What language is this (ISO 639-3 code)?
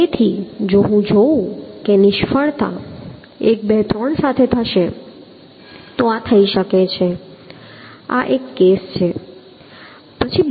guj